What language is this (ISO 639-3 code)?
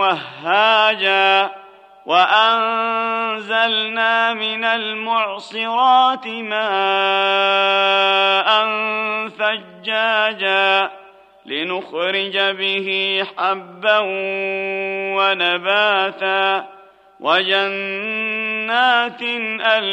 ara